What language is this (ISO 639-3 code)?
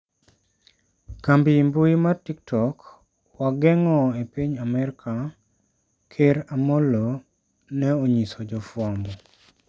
luo